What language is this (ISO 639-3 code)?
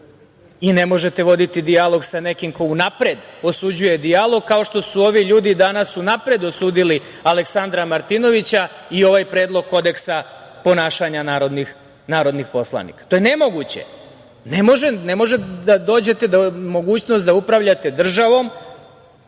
srp